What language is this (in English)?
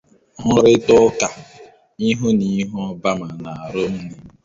Igbo